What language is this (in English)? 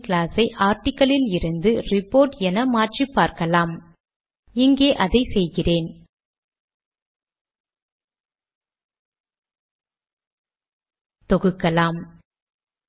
Tamil